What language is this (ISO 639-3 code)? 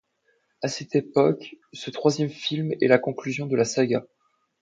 fra